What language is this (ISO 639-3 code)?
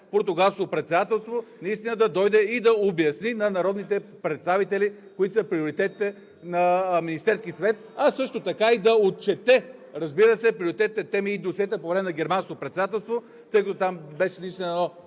bul